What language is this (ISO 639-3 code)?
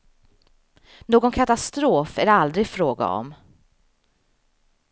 swe